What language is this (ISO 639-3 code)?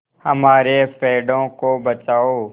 hin